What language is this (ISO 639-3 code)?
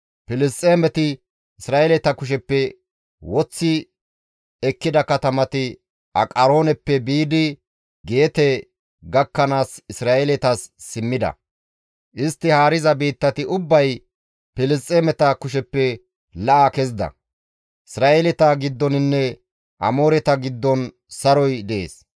gmv